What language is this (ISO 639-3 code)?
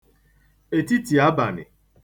ibo